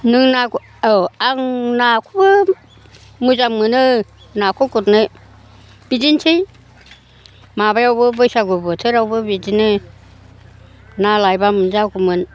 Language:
Bodo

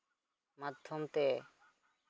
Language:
Santali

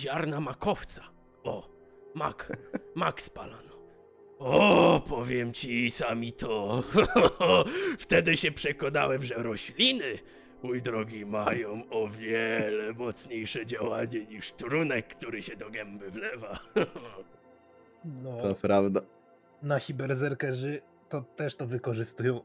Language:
Polish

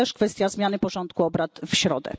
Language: Polish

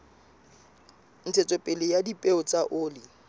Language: Southern Sotho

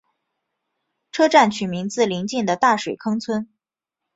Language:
Chinese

